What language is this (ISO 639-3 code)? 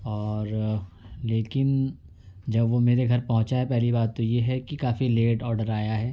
urd